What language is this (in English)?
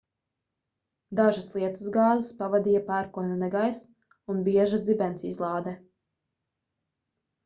Latvian